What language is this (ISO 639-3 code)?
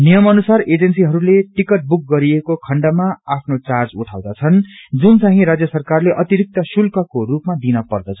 nep